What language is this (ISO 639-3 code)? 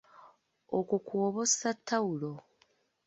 lug